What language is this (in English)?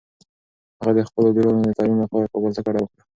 Pashto